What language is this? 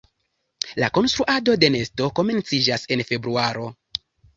Esperanto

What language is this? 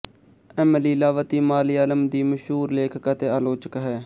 Punjabi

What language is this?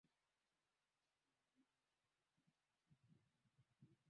Swahili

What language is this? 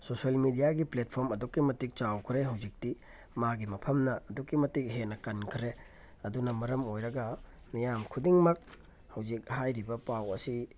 Manipuri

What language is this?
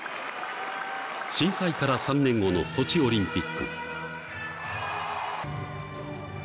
Japanese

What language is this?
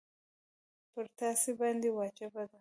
Pashto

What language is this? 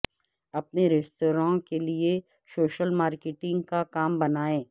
Urdu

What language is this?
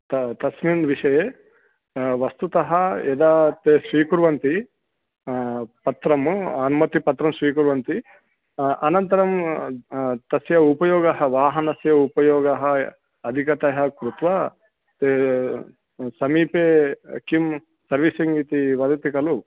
Sanskrit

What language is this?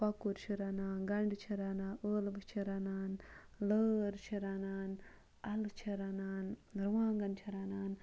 Kashmiri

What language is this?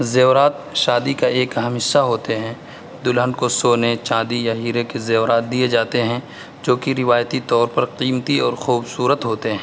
Urdu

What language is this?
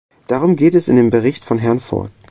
German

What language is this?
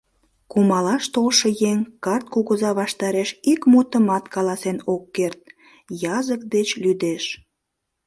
Mari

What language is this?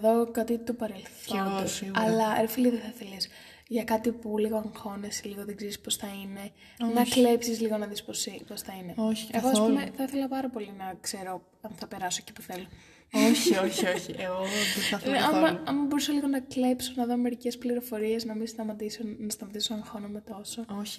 Greek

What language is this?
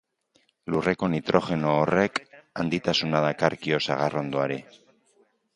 Basque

